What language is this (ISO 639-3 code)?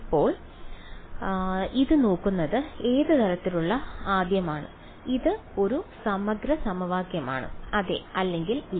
mal